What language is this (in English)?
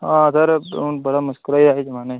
Dogri